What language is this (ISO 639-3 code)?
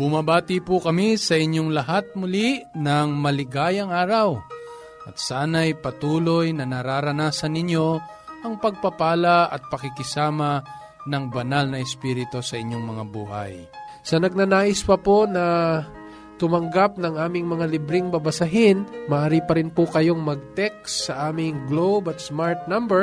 fil